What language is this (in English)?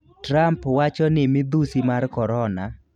Luo (Kenya and Tanzania)